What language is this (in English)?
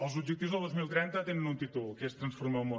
Catalan